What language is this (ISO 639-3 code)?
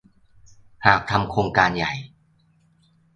tha